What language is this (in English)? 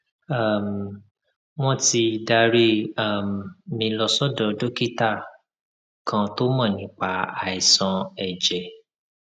Yoruba